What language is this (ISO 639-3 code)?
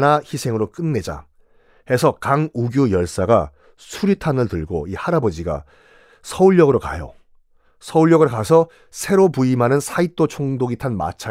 kor